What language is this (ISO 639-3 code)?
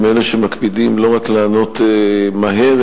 heb